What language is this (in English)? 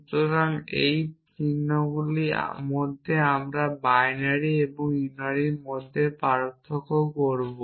Bangla